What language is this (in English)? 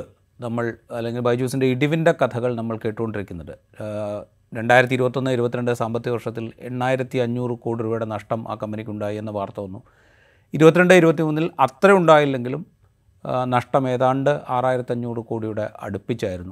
Malayalam